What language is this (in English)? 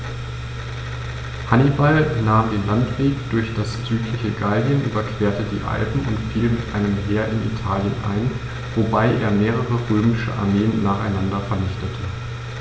German